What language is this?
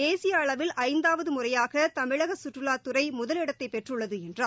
Tamil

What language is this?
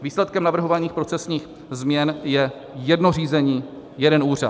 Czech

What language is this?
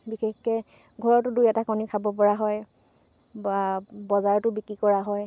Assamese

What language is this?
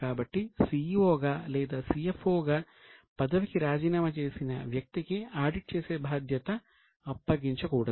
Telugu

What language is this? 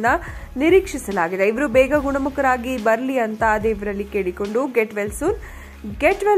Hindi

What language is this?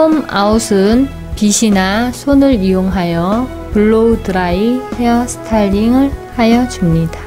Korean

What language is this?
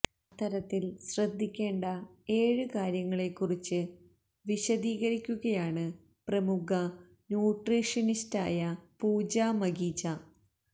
Malayalam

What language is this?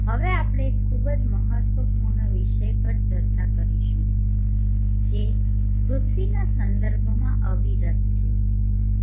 Gujarati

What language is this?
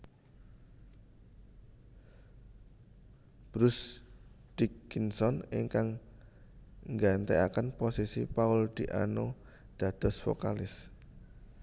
Javanese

